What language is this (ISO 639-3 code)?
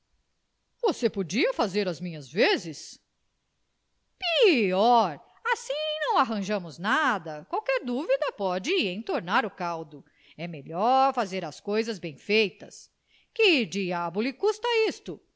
por